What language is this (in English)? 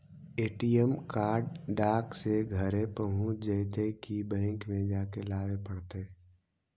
Magahi